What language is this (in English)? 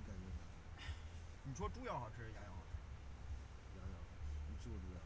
Chinese